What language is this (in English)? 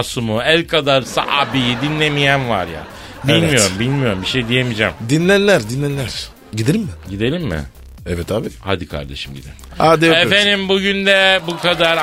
Turkish